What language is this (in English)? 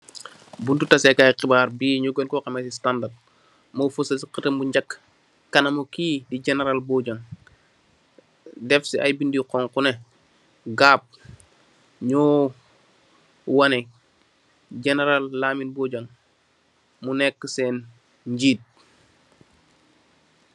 Wolof